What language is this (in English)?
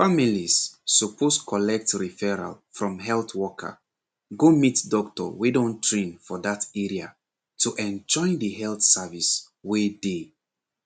Nigerian Pidgin